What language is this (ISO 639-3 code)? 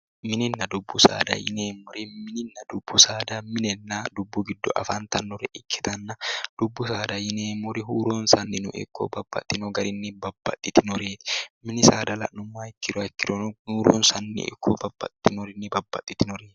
sid